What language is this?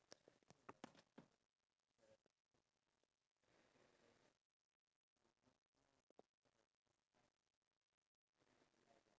English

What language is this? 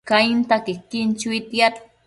Matsés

